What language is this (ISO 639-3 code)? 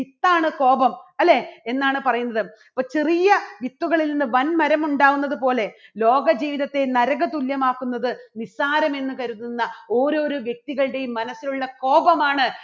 mal